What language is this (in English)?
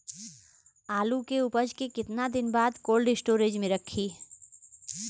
Bhojpuri